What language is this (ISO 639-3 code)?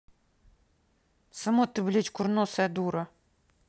rus